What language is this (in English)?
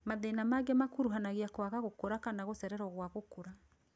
Kikuyu